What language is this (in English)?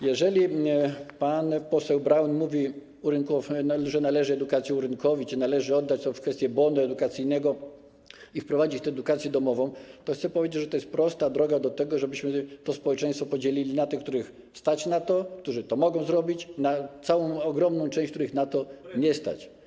Polish